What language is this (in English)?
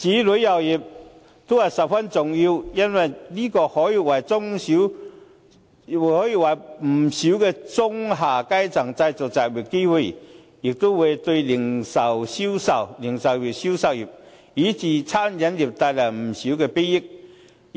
Cantonese